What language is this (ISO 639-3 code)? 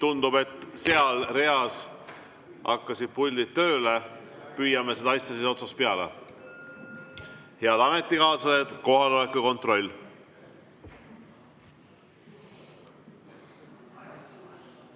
est